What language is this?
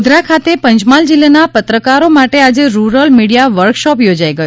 Gujarati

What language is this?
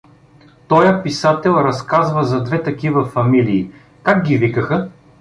Bulgarian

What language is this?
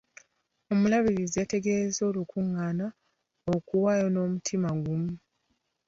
Ganda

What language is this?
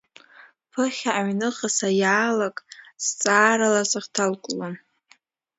Abkhazian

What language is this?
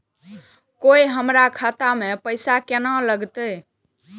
Maithili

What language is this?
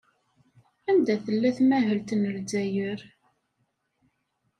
Kabyle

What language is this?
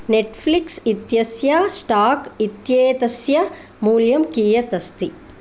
Sanskrit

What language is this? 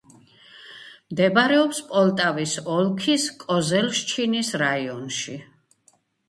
Georgian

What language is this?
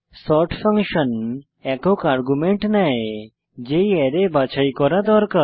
Bangla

